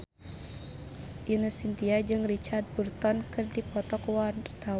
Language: Sundanese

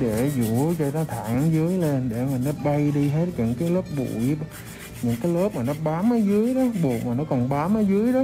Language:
Vietnamese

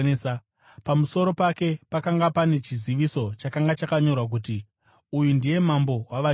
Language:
Shona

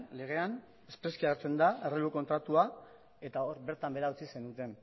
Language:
Basque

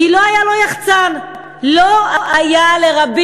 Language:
Hebrew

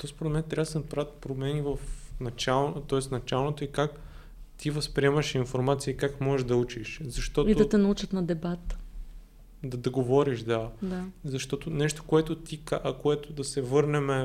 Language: Bulgarian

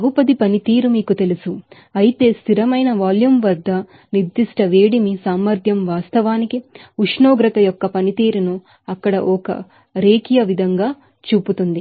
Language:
Telugu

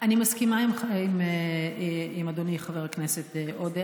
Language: Hebrew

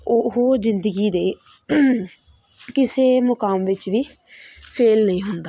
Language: Punjabi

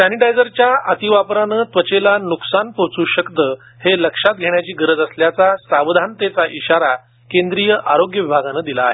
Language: Marathi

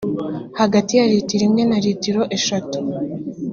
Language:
Kinyarwanda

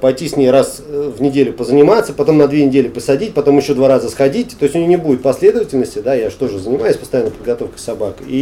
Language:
Russian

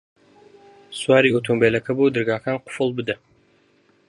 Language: Central Kurdish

